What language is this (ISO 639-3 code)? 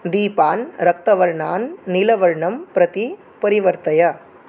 san